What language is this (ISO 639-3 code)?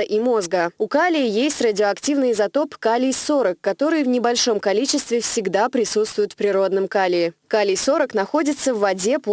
rus